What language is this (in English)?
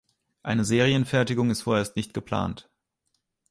German